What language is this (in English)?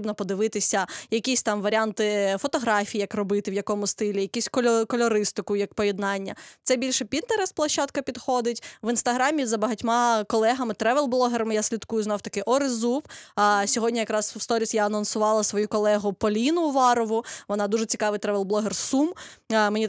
Ukrainian